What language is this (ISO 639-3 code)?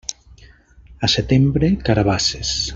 cat